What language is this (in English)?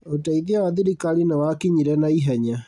Kikuyu